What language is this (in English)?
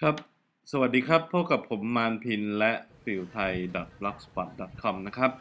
Thai